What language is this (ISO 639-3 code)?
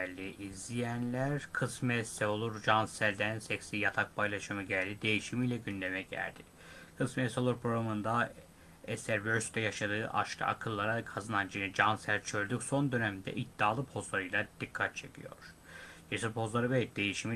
tur